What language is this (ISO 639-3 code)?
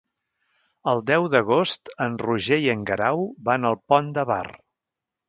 cat